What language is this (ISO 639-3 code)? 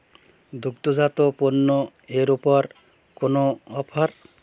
ben